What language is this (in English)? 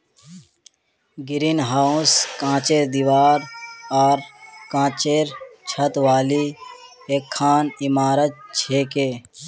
Magahi